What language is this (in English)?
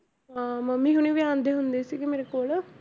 Punjabi